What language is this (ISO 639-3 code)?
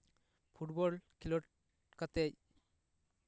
sat